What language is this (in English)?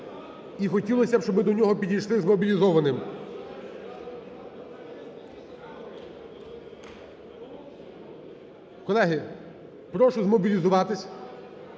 Ukrainian